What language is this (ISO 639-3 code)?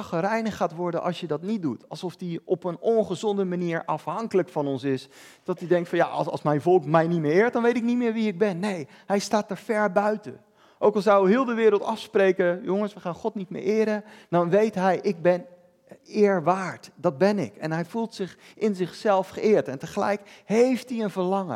nld